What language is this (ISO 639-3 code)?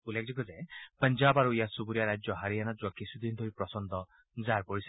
asm